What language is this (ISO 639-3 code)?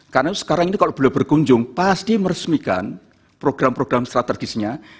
ind